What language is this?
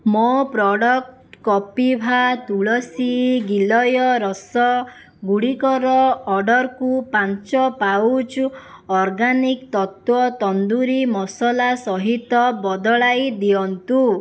Odia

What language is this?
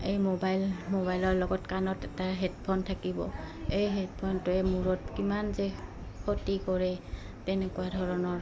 Assamese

